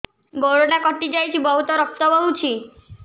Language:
Odia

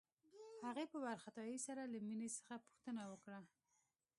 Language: Pashto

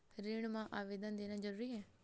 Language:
Chhattisgarhi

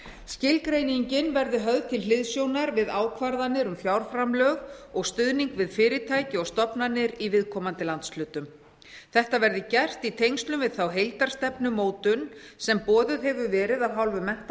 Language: Icelandic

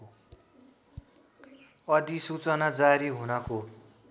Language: Nepali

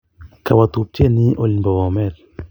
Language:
Kalenjin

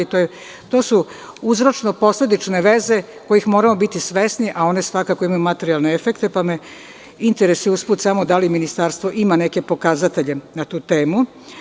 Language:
Serbian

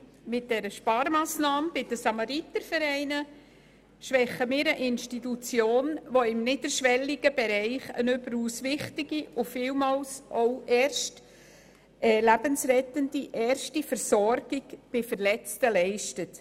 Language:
Swiss German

